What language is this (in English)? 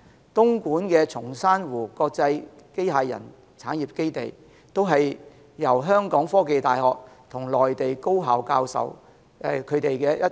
Cantonese